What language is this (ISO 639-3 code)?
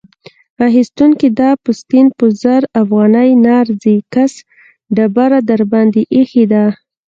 pus